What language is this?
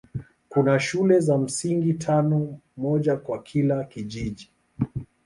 Swahili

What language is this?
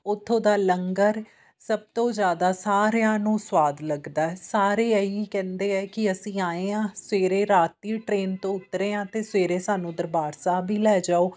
Punjabi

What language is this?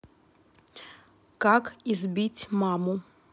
Russian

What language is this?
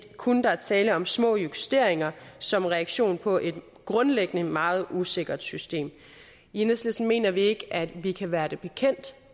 Danish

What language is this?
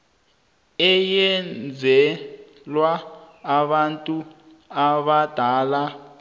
South Ndebele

